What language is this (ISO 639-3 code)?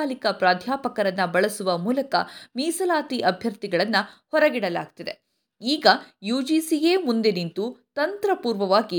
kan